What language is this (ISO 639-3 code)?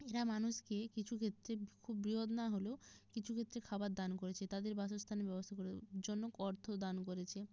ben